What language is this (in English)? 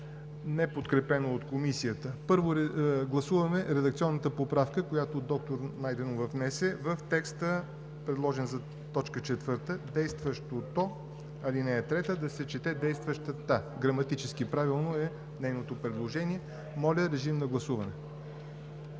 Bulgarian